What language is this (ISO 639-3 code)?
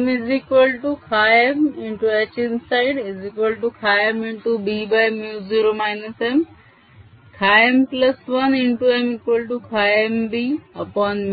mar